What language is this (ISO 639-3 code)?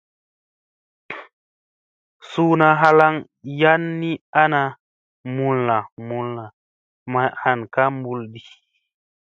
mse